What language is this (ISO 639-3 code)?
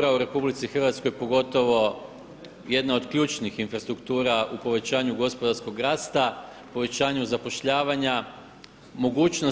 hrv